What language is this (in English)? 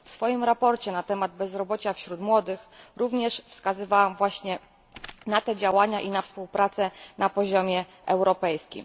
Polish